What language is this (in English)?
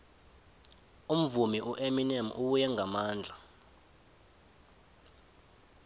South Ndebele